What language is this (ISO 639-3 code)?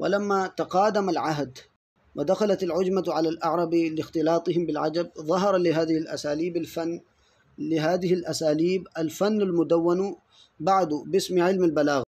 ara